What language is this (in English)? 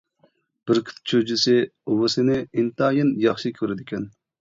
Uyghur